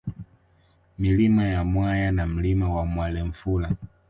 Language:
Swahili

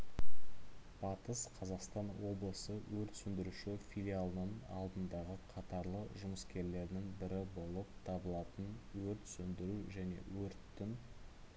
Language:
Kazakh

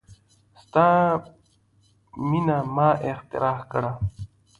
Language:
Pashto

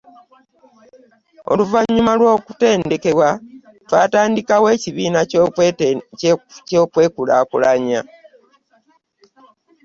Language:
Ganda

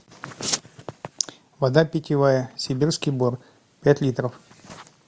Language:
Russian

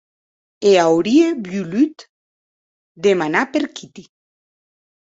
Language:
Occitan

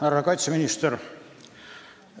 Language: Estonian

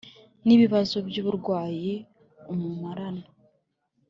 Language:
Kinyarwanda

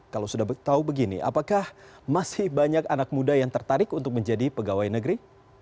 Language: Indonesian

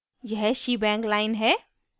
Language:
Hindi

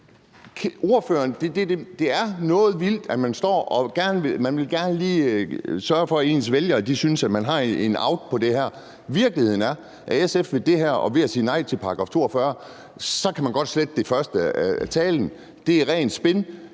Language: Danish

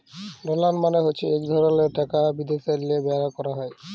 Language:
Bangla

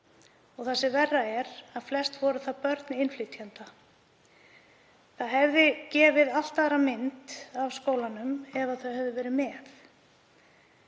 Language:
Icelandic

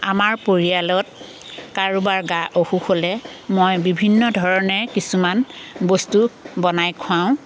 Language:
Assamese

